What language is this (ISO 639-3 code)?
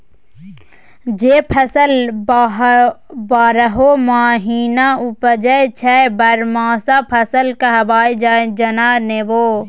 mai